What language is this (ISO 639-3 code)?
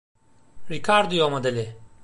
tur